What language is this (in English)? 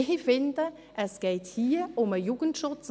Swiss German